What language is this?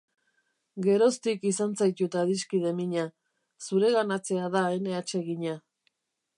Basque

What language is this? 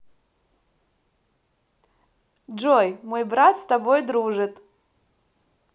Russian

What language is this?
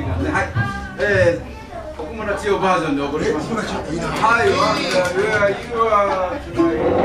Japanese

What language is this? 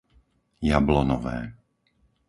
Slovak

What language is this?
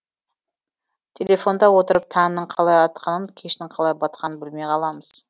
Kazakh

